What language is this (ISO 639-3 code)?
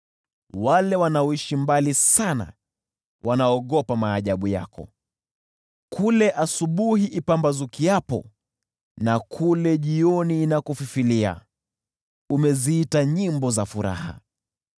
swa